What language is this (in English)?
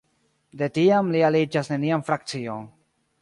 Esperanto